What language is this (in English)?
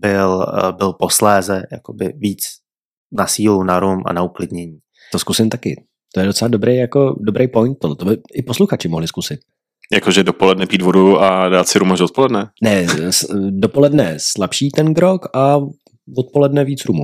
Czech